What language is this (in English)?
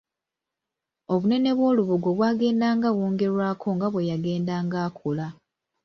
Ganda